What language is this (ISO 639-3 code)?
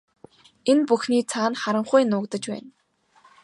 mon